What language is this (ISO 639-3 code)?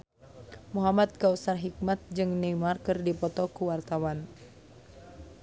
sun